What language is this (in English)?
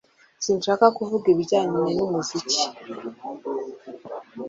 Kinyarwanda